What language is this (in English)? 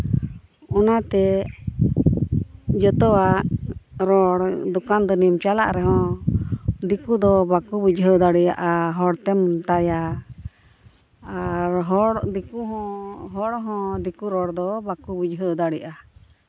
Santali